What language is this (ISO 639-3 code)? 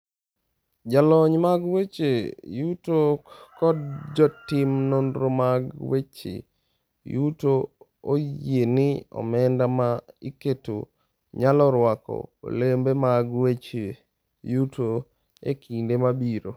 luo